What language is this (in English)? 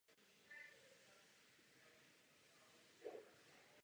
Czech